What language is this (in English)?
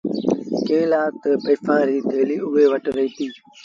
Sindhi Bhil